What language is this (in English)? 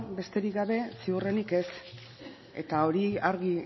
Basque